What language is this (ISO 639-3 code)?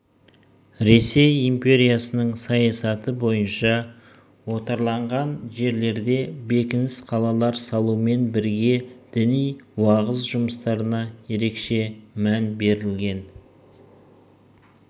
kaz